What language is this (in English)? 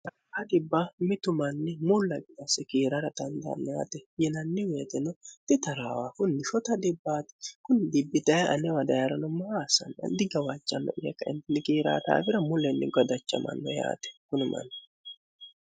Sidamo